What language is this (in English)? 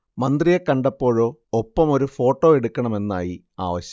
Malayalam